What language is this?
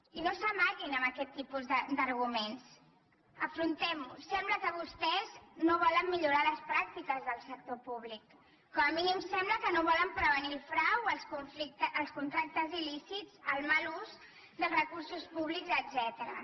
Catalan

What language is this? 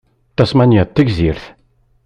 Kabyle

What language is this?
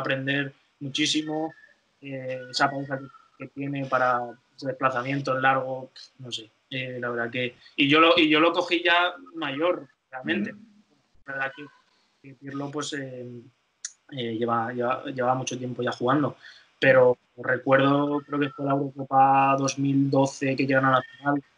Spanish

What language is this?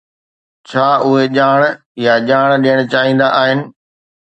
Sindhi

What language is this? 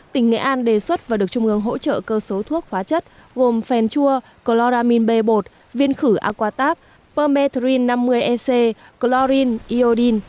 Vietnamese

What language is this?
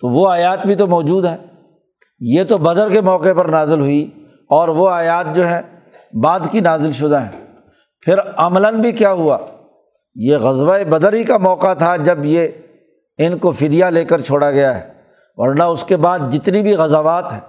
Urdu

